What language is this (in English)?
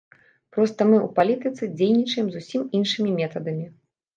Belarusian